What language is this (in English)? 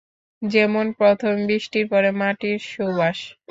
Bangla